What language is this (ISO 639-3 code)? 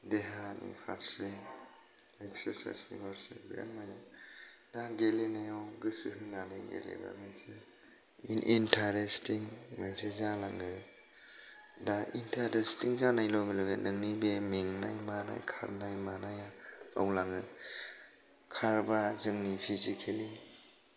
brx